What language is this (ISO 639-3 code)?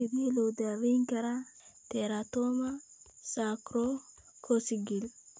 som